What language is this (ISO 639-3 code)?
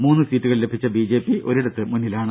mal